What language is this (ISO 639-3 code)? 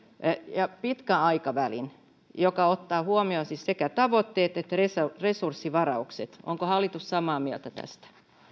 fin